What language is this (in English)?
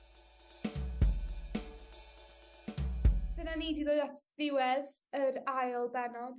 Welsh